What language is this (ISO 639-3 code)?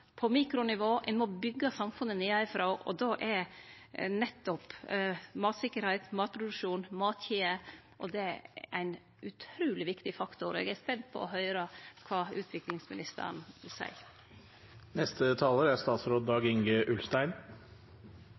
nno